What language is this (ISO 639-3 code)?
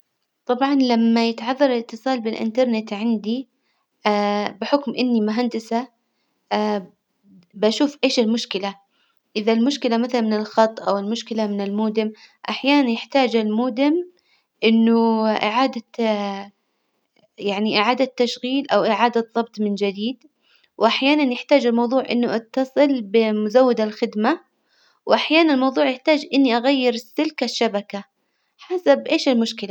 acw